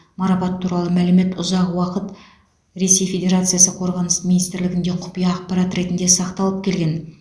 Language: Kazakh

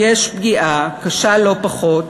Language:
Hebrew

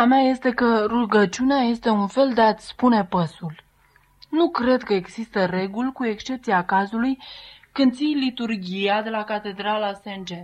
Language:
Romanian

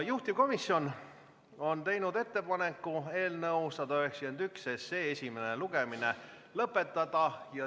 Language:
Estonian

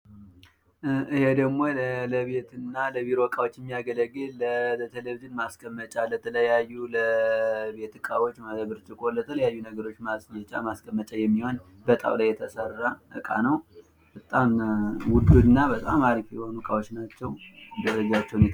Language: Amharic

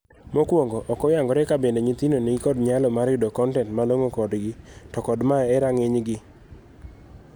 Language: Luo (Kenya and Tanzania)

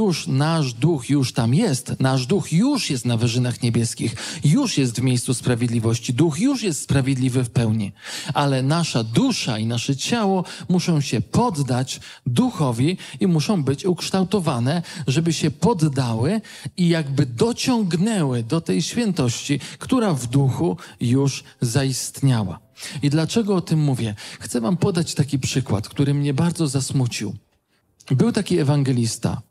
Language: Polish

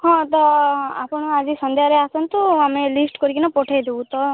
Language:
Odia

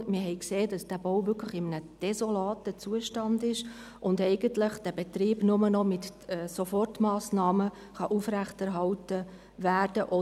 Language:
Swiss German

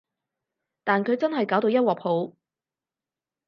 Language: Cantonese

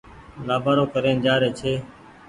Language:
Goaria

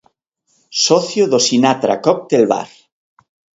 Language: Galician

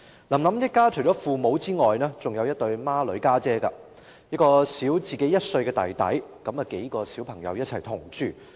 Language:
Cantonese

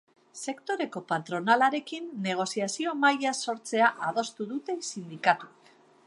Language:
Basque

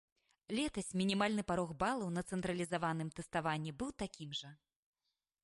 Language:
Belarusian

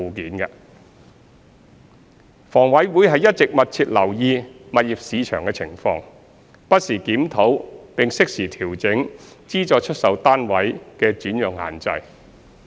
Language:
Cantonese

